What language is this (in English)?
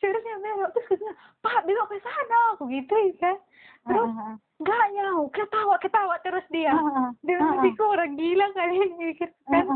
Indonesian